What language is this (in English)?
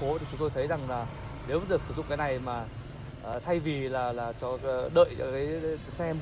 Vietnamese